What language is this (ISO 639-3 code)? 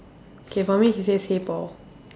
eng